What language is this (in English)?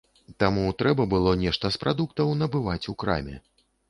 Belarusian